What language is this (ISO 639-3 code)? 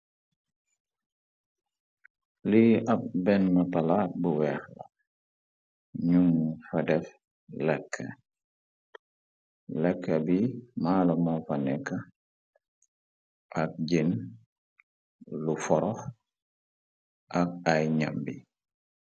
wol